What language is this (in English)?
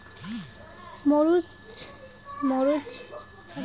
Bangla